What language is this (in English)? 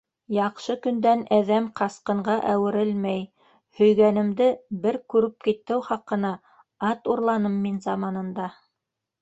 Bashkir